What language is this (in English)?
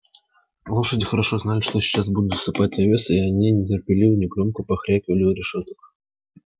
Russian